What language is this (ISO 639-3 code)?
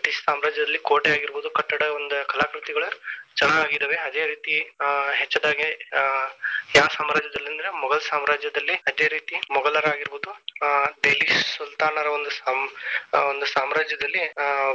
kan